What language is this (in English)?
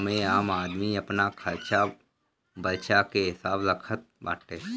Bhojpuri